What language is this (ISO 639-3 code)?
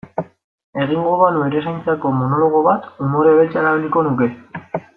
eus